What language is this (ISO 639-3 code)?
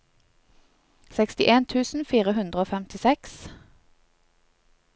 nor